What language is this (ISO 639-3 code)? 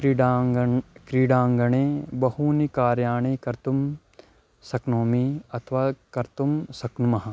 san